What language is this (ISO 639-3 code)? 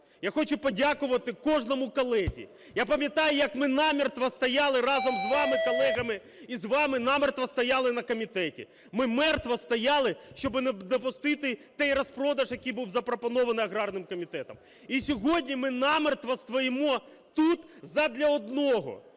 ukr